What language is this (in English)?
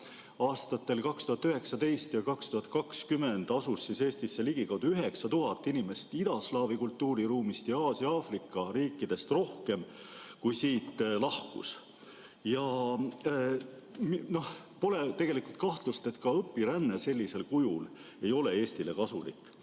Estonian